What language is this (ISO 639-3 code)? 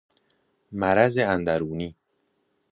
fas